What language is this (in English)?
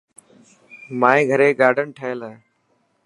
Dhatki